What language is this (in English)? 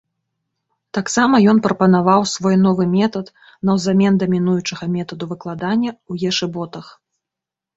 Belarusian